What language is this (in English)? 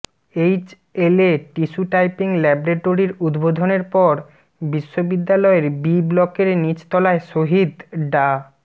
Bangla